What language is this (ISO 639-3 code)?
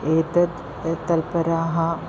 san